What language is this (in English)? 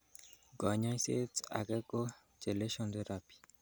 Kalenjin